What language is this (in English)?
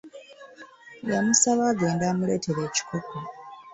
Ganda